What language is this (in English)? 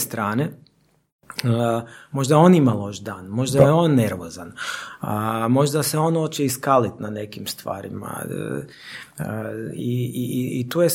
Croatian